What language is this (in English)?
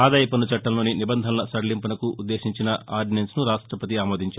Telugu